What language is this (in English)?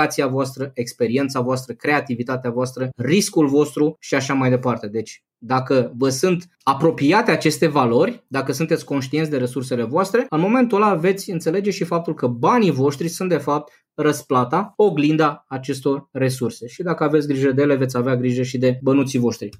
Romanian